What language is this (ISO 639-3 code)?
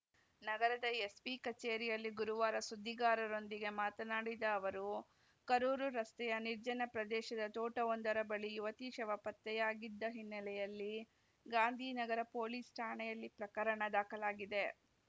kan